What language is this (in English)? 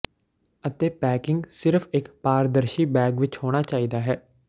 Punjabi